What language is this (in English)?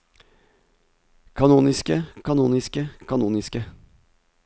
Norwegian